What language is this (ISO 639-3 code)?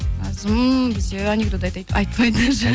kaz